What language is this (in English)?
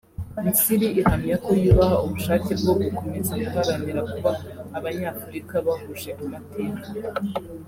Kinyarwanda